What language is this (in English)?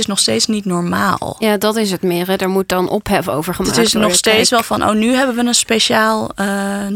Dutch